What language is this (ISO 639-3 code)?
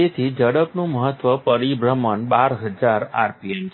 guj